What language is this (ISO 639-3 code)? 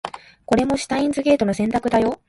jpn